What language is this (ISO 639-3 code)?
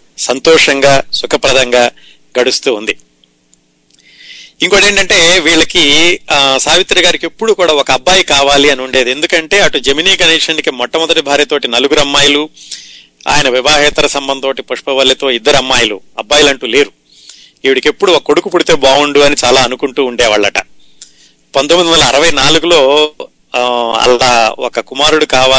tel